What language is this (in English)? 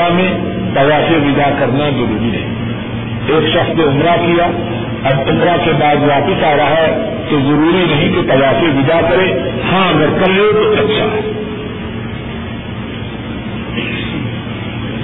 Urdu